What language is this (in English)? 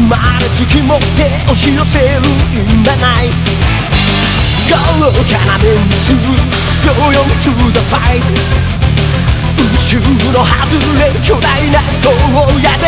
Vietnamese